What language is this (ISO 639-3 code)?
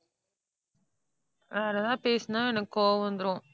tam